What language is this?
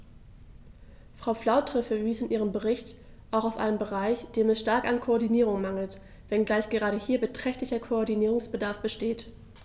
German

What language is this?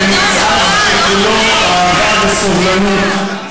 Hebrew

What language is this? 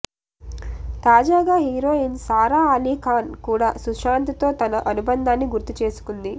Telugu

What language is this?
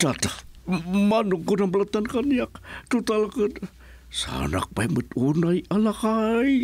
Filipino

